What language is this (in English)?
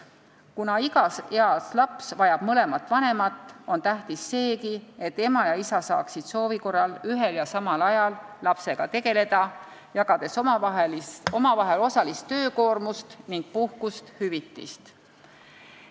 Estonian